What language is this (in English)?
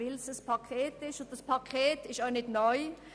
Swiss German